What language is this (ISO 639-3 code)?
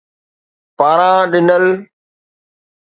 snd